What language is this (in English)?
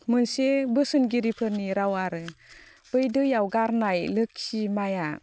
Bodo